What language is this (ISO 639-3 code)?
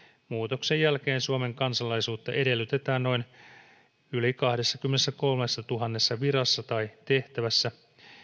fin